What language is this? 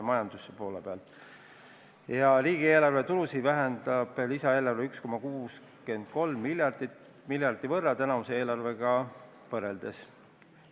Estonian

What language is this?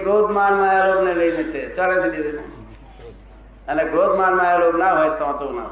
Gujarati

